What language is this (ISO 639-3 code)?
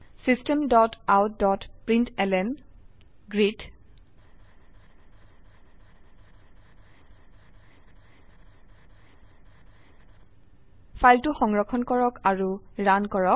asm